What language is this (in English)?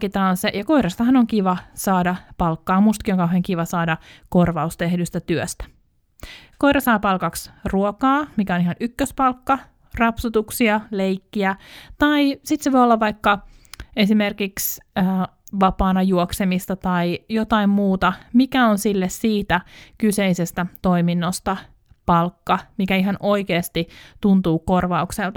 Finnish